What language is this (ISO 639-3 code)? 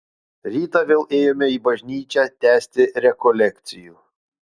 lit